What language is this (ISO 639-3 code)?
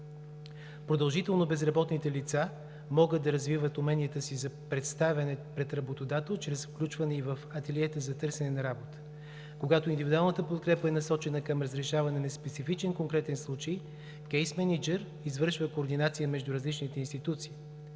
bul